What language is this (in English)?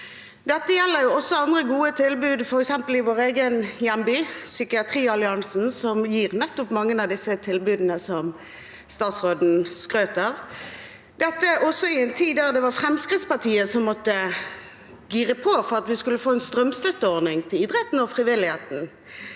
Norwegian